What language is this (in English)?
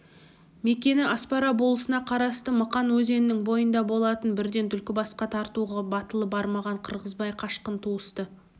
Kazakh